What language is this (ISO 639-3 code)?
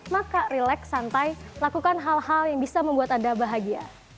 ind